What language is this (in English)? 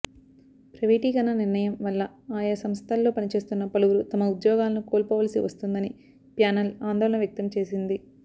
Telugu